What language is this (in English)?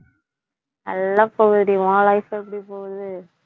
Tamil